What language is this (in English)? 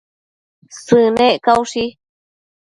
Matsés